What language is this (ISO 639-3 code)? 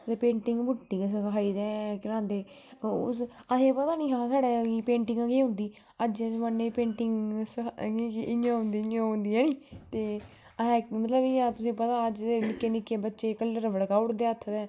doi